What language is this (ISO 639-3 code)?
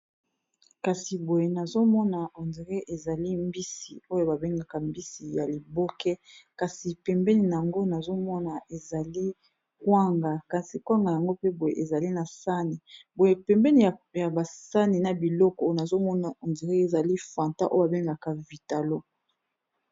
lin